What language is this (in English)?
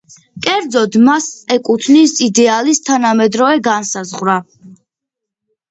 Georgian